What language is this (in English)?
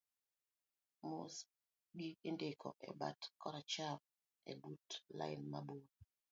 Luo (Kenya and Tanzania)